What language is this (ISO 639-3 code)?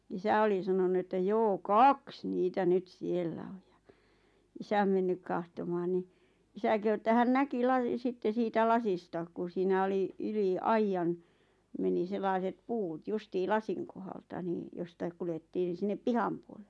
fin